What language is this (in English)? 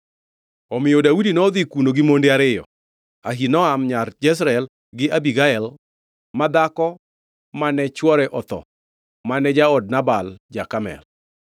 Luo (Kenya and Tanzania)